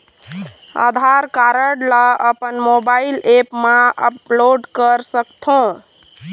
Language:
Chhattisgarhi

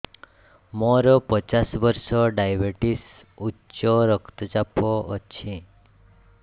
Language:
Odia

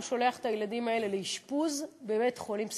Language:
Hebrew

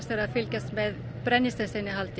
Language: Icelandic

